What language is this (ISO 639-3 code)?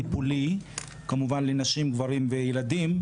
heb